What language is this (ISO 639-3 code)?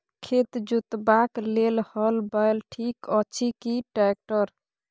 mai